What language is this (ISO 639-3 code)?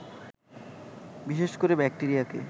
ben